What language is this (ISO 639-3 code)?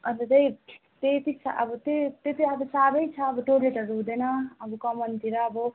nep